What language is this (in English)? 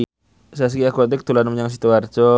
Javanese